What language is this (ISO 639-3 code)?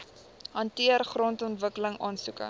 afr